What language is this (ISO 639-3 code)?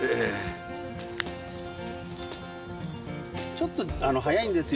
jpn